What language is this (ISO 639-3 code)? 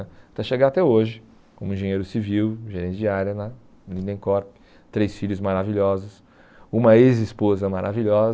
por